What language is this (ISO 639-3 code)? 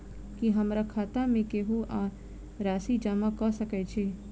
mai